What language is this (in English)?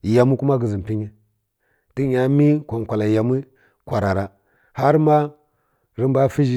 Kirya-Konzəl